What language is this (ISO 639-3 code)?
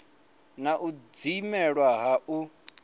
ven